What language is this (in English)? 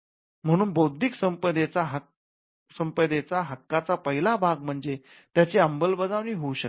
Marathi